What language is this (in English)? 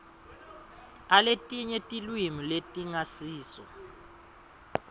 Swati